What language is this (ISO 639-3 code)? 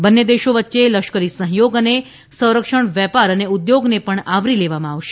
guj